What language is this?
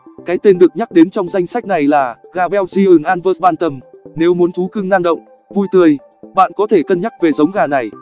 Vietnamese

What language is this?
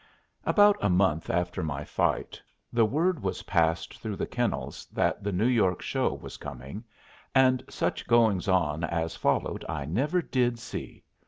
English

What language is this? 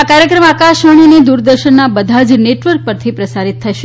Gujarati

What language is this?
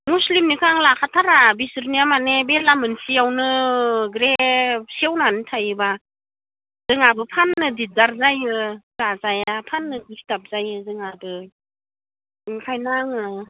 Bodo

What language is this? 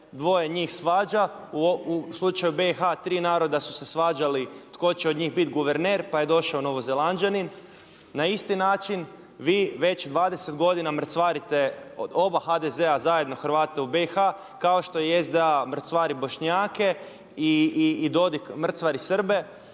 Croatian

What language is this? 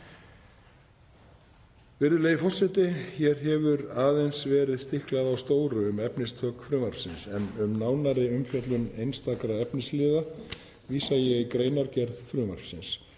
Icelandic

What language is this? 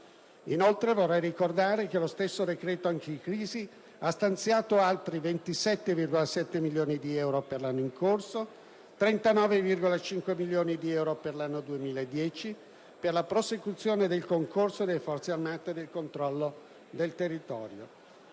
Italian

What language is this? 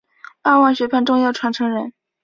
Chinese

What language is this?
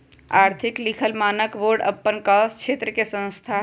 Magahi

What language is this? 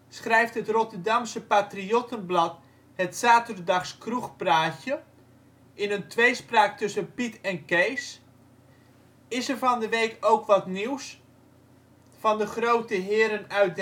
Dutch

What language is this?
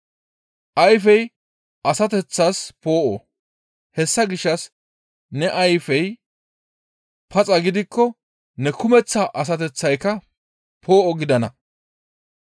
Gamo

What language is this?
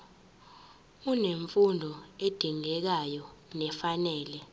Zulu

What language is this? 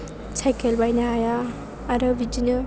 Bodo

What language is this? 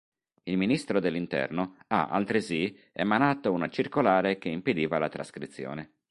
Italian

